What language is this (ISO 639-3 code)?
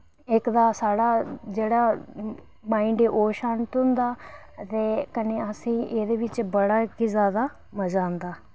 doi